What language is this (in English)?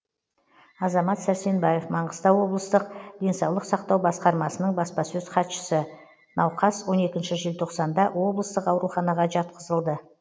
Kazakh